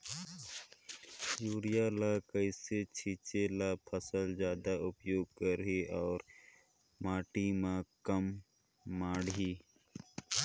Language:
Chhattisgarhi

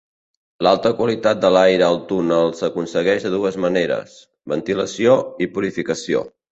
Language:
Catalan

